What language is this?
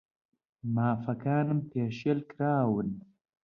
Central Kurdish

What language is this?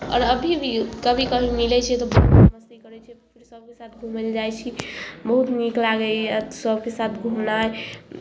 Maithili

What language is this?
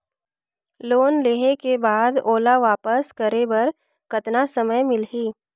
Chhattisgarhi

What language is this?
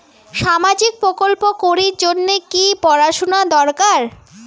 Bangla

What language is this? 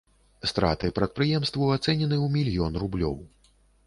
Belarusian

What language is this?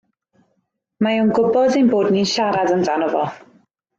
Welsh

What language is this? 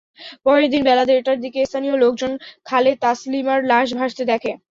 Bangla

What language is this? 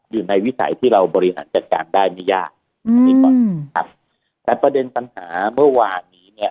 Thai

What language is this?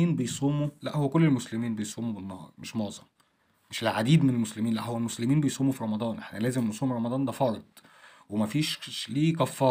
Arabic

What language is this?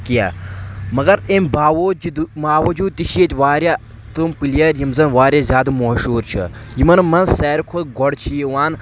Kashmiri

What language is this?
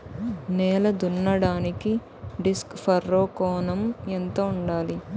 Telugu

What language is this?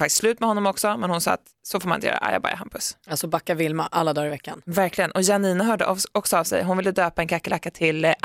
Swedish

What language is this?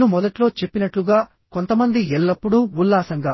Telugu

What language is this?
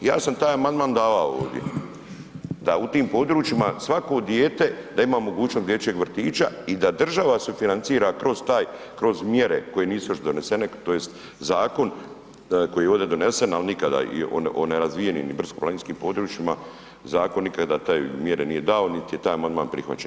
Croatian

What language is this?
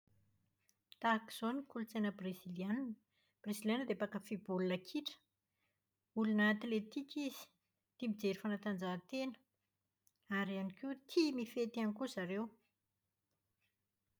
Malagasy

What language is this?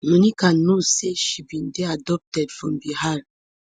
Nigerian Pidgin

